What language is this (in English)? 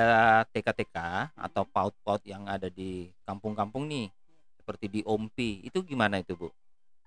Indonesian